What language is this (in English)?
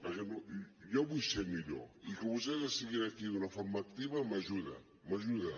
Catalan